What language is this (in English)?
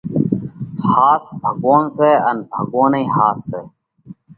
Parkari Koli